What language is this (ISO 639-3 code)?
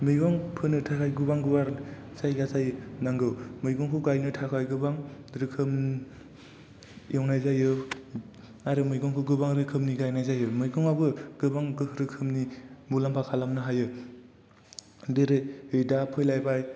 brx